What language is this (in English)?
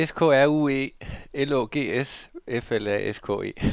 Danish